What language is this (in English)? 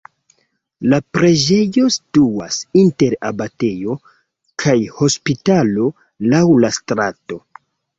Esperanto